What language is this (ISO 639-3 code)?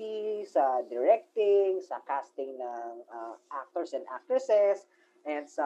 fil